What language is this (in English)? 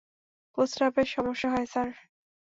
Bangla